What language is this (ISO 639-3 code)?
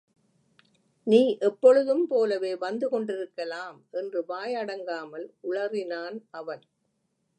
tam